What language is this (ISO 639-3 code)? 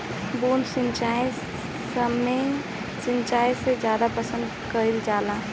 bho